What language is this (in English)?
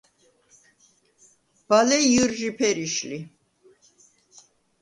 Svan